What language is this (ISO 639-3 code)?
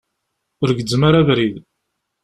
kab